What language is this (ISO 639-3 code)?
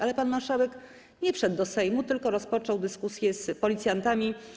pol